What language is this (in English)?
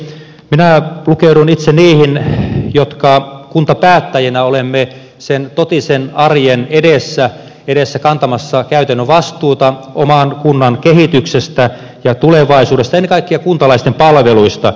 Finnish